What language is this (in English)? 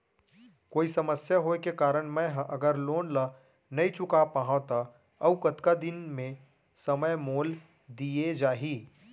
Chhattisgarhi